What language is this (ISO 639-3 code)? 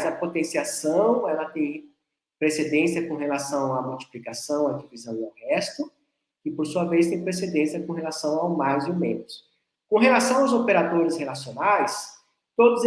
por